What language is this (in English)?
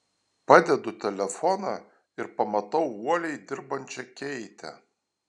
Lithuanian